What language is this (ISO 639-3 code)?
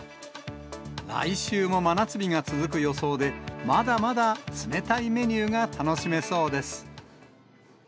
jpn